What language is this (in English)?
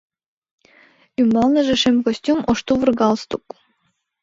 Mari